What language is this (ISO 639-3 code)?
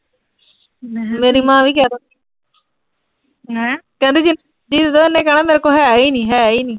pan